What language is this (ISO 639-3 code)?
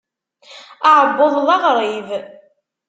kab